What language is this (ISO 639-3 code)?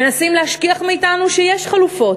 heb